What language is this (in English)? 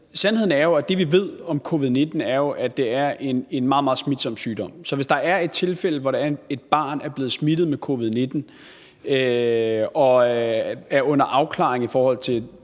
Danish